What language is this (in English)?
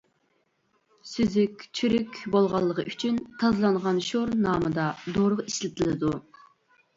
Uyghur